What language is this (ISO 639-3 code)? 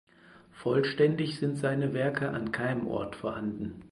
deu